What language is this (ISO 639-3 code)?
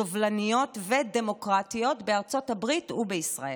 heb